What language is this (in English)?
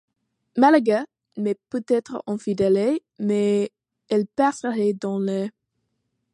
French